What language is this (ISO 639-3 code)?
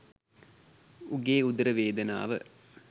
sin